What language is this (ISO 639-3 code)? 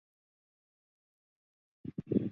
zho